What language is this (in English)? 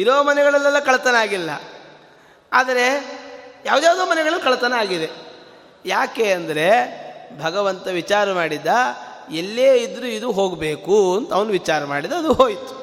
Kannada